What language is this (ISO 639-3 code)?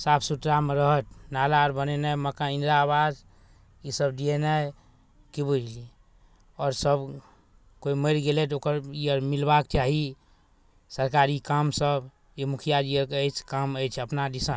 mai